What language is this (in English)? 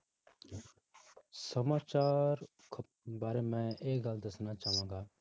Punjabi